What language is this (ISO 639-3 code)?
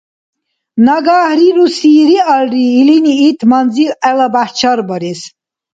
dar